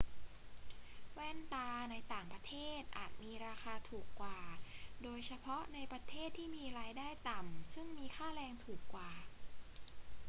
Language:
Thai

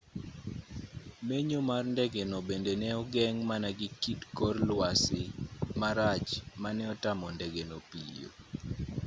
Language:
Luo (Kenya and Tanzania)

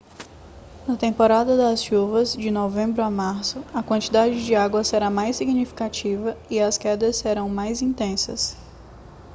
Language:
Portuguese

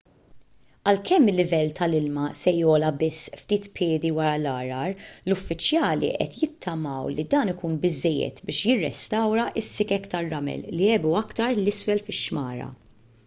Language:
Maltese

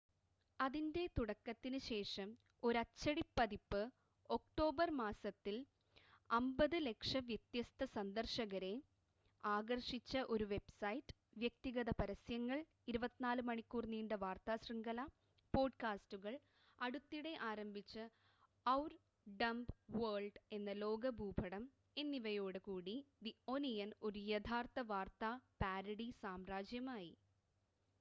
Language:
Malayalam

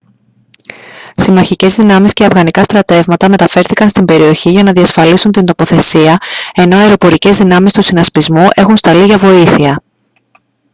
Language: Greek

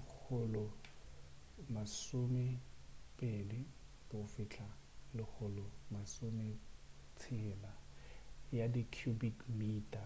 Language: Northern Sotho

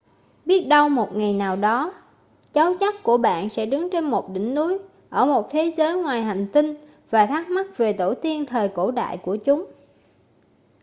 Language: Vietnamese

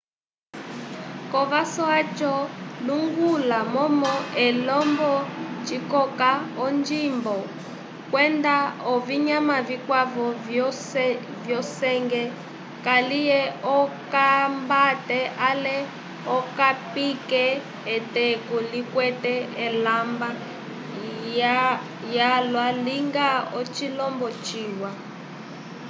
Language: Umbundu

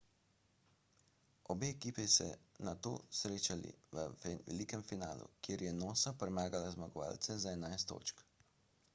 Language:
Slovenian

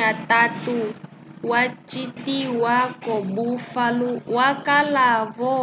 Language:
Umbundu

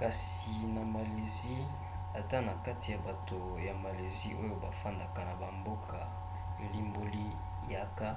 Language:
Lingala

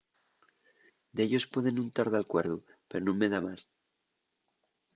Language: Asturian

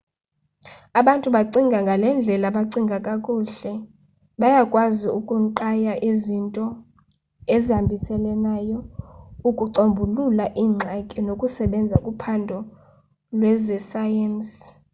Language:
Xhosa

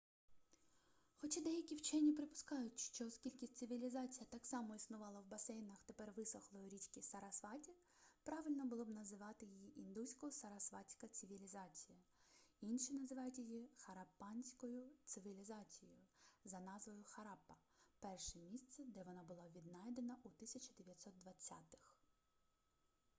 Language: Ukrainian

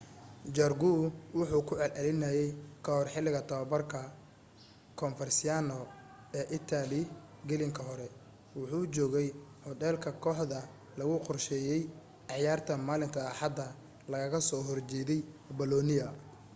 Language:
Somali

